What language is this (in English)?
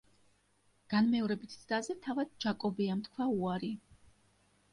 Georgian